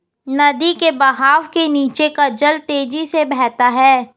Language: Hindi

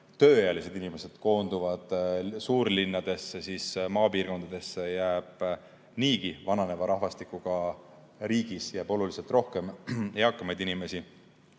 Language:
Estonian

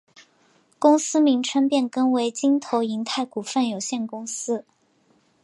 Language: Chinese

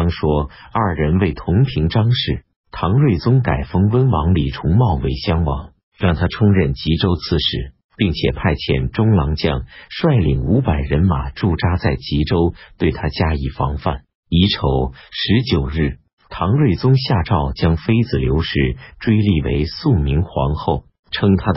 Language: Chinese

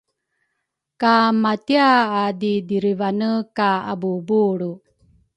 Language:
Rukai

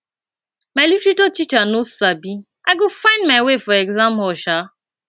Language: Nigerian Pidgin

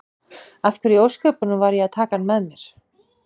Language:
Icelandic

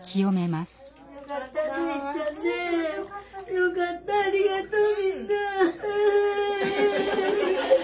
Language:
Japanese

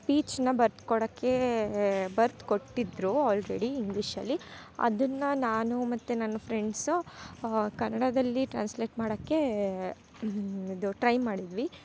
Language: Kannada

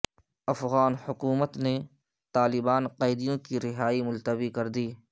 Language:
Urdu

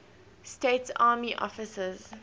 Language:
English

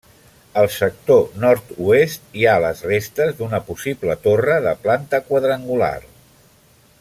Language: Catalan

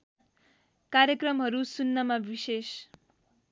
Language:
Nepali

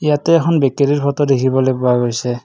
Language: Assamese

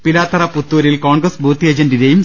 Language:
Malayalam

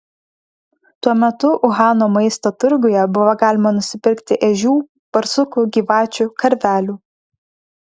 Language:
Lithuanian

